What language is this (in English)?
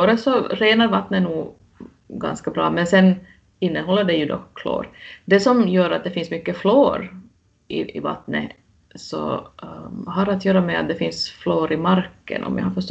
Swedish